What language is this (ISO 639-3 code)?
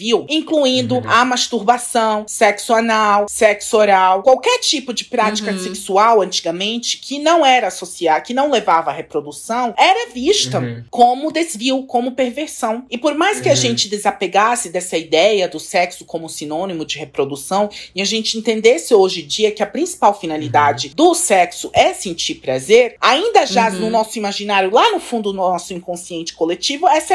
por